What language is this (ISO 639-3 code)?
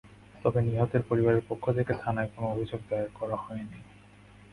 ben